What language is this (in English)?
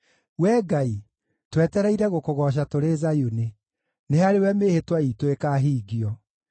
Kikuyu